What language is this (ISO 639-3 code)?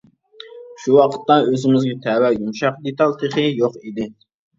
uig